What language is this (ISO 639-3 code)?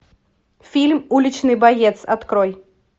rus